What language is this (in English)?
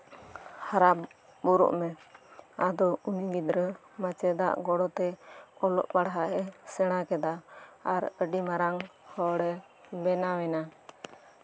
Santali